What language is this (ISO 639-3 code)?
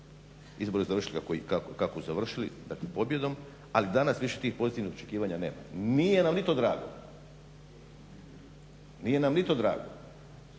hrv